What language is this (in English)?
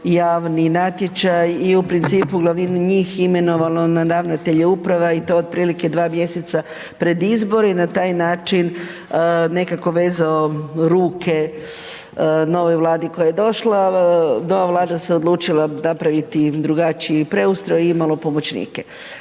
Croatian